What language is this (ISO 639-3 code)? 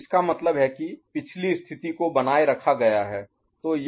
hin